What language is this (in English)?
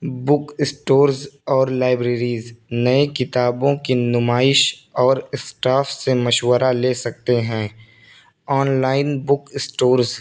Urdu